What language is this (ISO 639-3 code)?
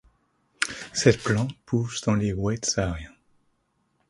fra